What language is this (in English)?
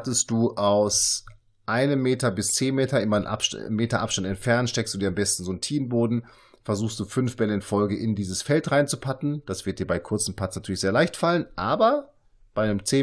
German